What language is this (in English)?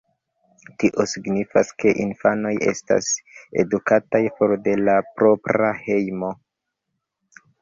Esperanto